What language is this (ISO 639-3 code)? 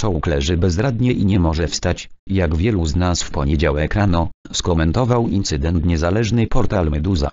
pol